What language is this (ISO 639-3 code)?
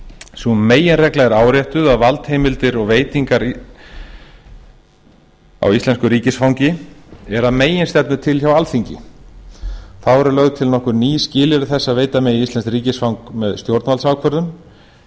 isl